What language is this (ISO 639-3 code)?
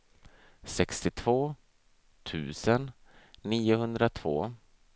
swe